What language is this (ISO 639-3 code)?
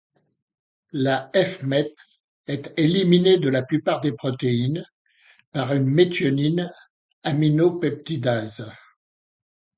fra